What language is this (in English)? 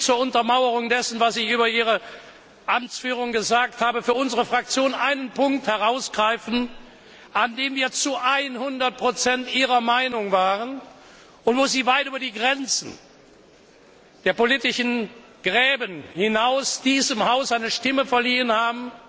German